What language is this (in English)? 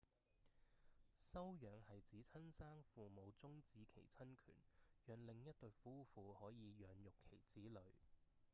Cantonese